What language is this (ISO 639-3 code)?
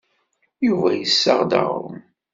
kab